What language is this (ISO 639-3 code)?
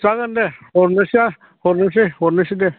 brx